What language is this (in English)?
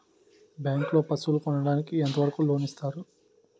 Telugu